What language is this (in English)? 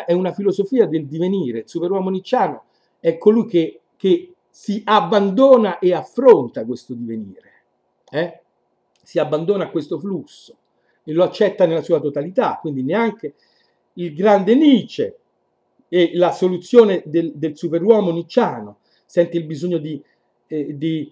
Italian